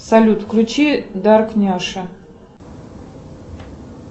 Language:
Russian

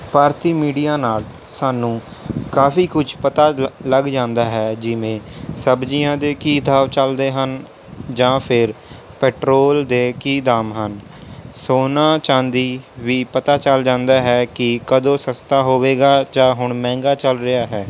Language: Punjabi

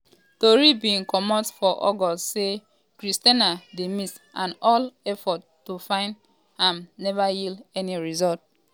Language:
Nigerian Pidgin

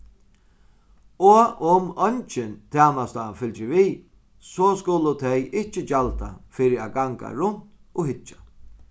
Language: Faroese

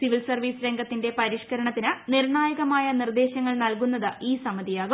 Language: Malayalam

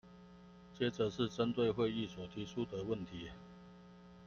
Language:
Chinese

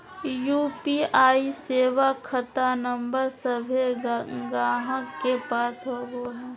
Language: Magahi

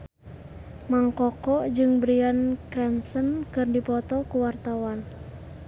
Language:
Sundanese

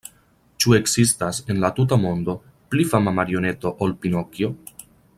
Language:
Esperanto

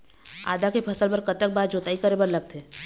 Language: Chhattisgarhi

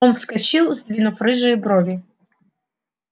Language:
Russian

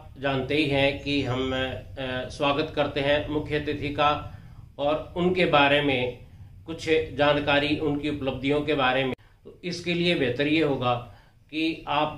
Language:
Hindi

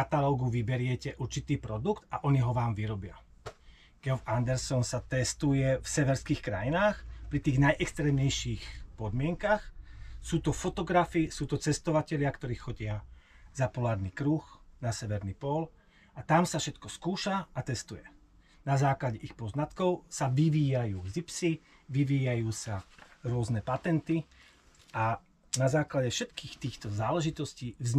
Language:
Slovak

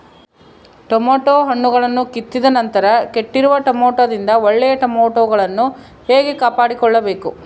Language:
Kannada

